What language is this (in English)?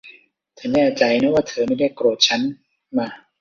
Thai